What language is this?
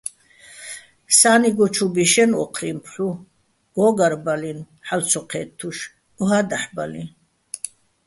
Bats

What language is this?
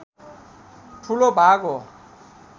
Nepali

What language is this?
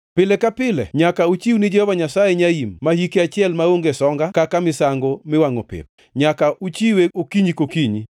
Luo (Kenya and Tanzania)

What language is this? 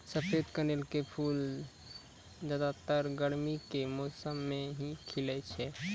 Maithili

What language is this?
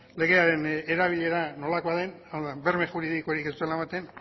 Basque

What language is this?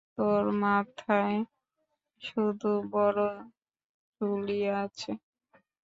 Bangla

